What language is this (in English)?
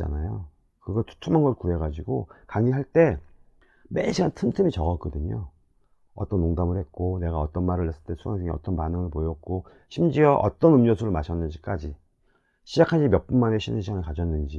Korean